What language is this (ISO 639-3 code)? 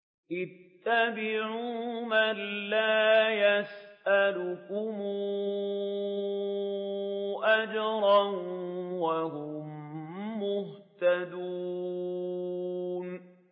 ara